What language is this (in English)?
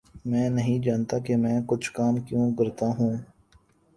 Urdu